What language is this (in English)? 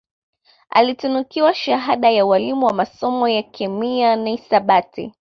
Swahili